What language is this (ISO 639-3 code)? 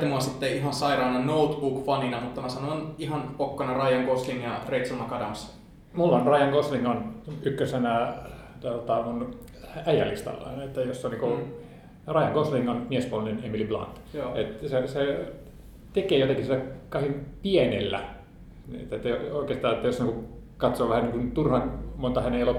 fin